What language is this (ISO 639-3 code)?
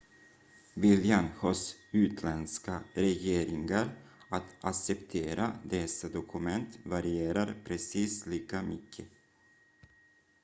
swe